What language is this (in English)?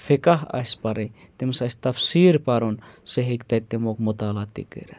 Kashmiri